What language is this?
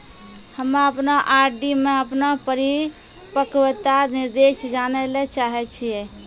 Maithili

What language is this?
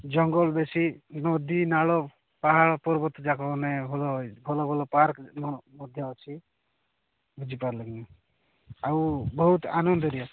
Odia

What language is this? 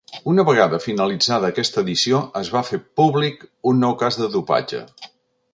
Catalan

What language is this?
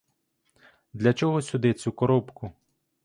Ukrainian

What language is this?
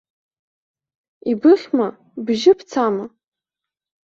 Abkhazian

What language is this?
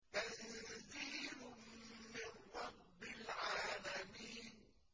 Arabic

